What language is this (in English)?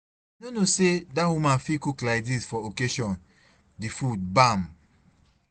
Nigerian Pidgin